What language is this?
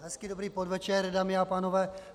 Czech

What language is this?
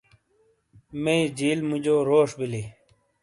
Shina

